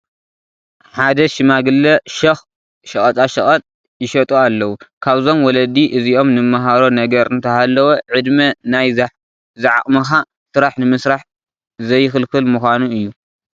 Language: Tigrinya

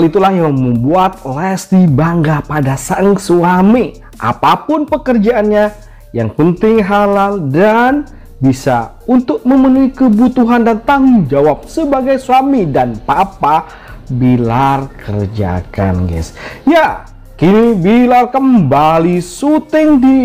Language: Indonesian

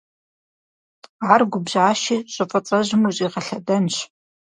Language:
Kabardian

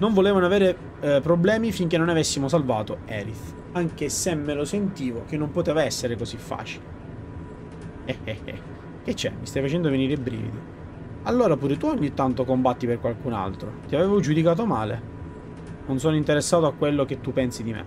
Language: Italian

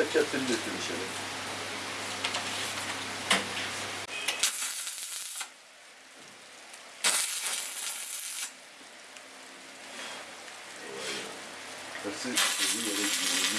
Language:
Turkish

